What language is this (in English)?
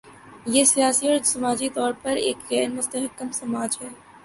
Urdu